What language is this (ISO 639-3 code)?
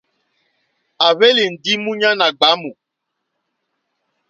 bri